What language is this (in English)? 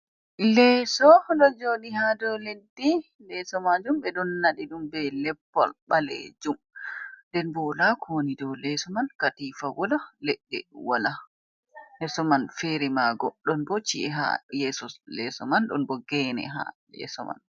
Fula